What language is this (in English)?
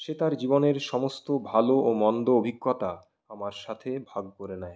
Bangla